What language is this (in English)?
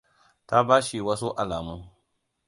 Hausa